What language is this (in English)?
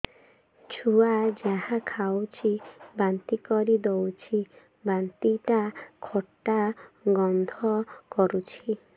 Odia